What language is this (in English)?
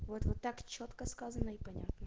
Russian